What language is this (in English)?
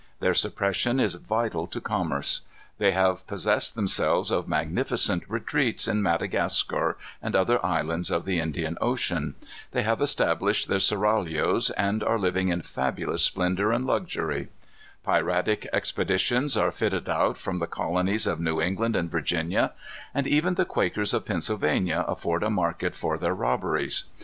English